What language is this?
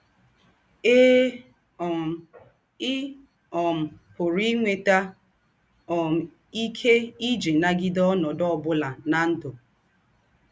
Igbo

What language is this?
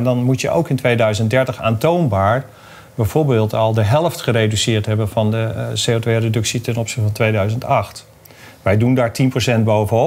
Dutch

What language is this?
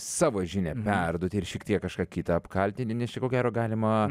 Lithuanian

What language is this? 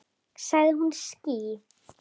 Icelandic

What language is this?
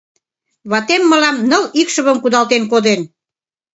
Mari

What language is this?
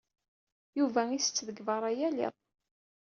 Kabyle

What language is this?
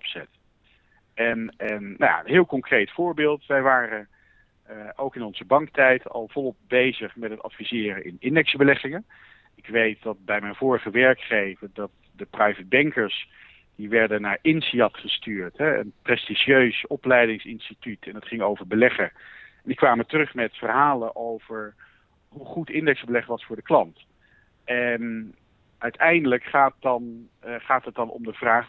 Dutch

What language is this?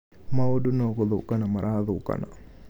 Kikuyu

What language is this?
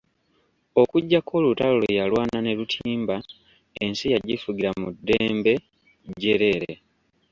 Ganda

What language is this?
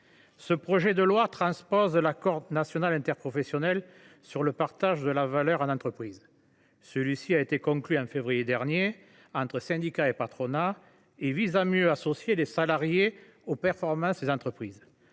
French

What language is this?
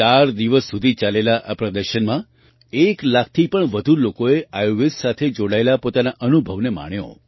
Gujarati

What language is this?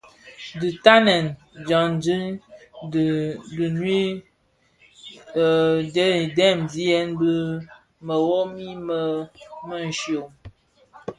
Bafia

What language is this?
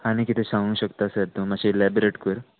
Konkani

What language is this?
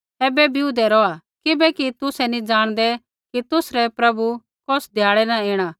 Kullu Pahari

